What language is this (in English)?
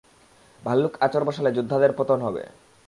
Bangla